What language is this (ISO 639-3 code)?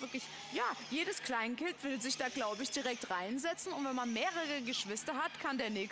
deu